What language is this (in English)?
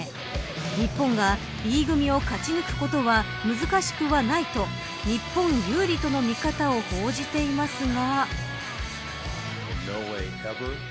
Japanese